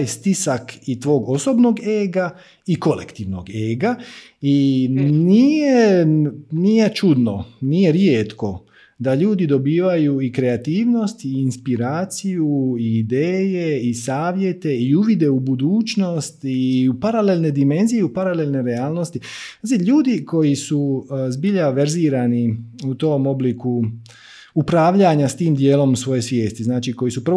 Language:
Croatian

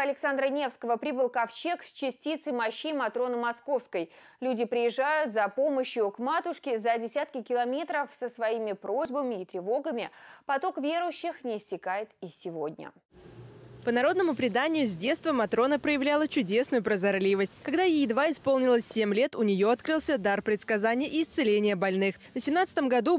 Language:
Russian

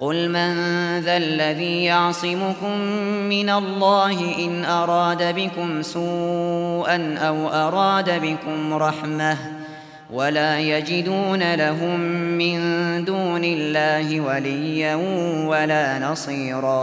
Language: Arabic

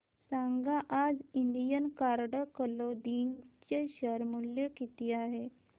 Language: Marathi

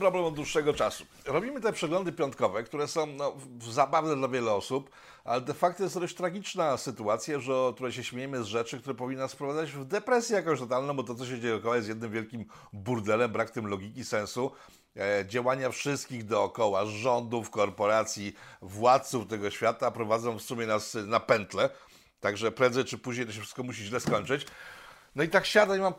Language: Polish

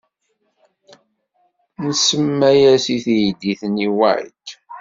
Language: Kabyle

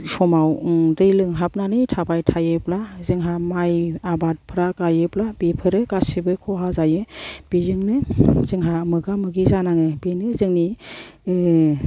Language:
Bodo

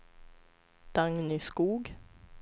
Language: Swedish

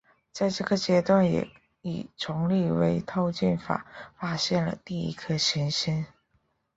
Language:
Chinese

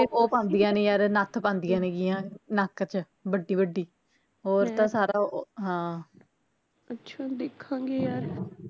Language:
Punjabi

